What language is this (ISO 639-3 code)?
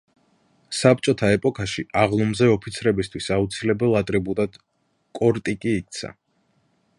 kat